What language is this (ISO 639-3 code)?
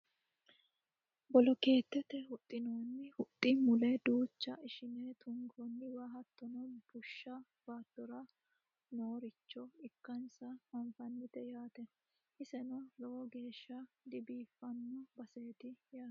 sid